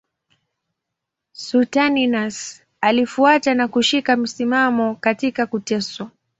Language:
Swahili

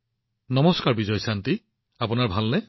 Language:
Assamese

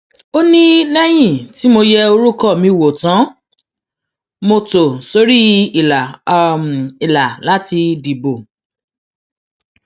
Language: Yoruba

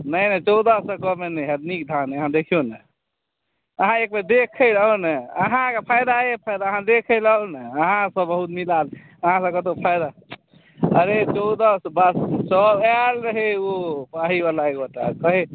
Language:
Maithili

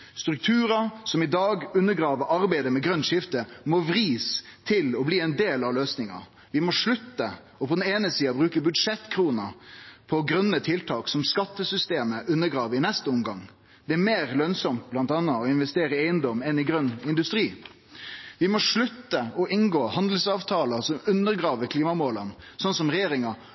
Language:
Norwegian Nynorsk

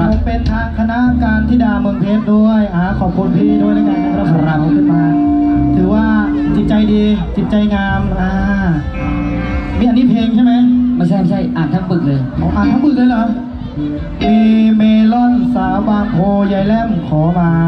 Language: Thai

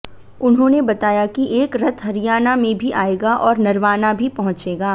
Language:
Hindi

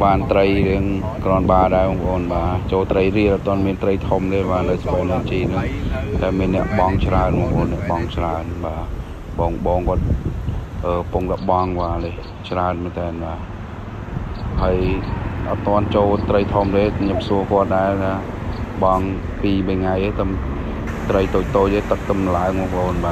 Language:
Vietnamese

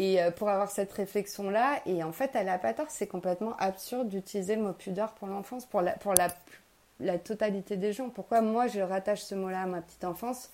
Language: French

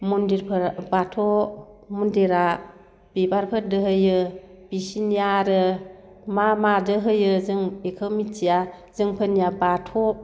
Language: Bodo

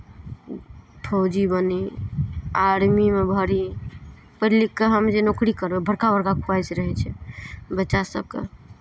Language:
Maithili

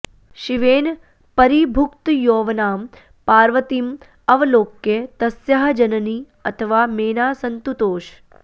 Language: Sanskrit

